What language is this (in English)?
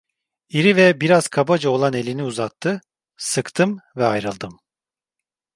Turkish